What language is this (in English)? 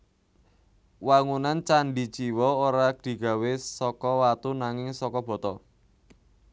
Javanese